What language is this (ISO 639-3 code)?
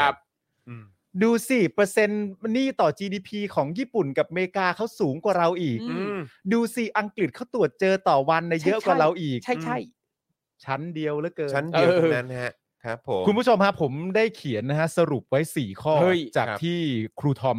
tha